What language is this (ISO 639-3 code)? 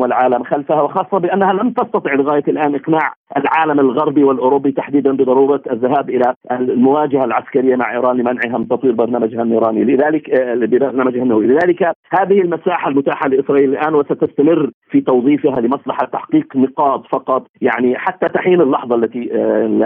ara